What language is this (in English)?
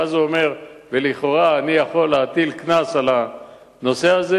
Hebrew